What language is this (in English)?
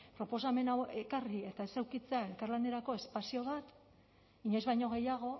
Basque